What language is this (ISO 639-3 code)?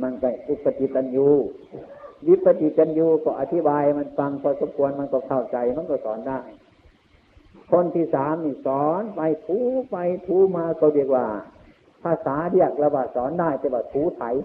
tha